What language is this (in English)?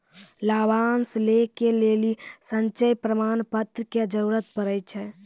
Maithili